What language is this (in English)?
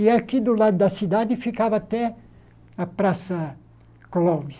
Portuguese